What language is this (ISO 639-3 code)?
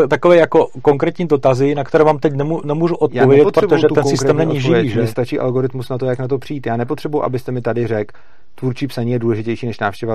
ces